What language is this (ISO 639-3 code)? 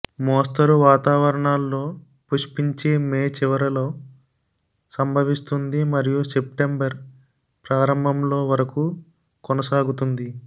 tel